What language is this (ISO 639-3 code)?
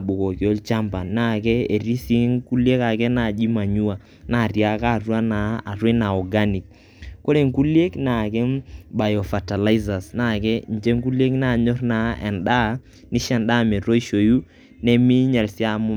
mas